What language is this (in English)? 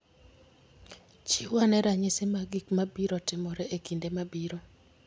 Luo (Kenya and Tanzania)